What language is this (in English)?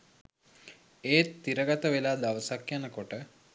Sinhala